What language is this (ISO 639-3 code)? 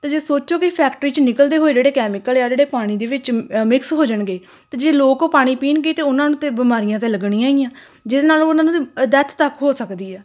pan